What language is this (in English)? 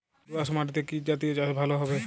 Bangla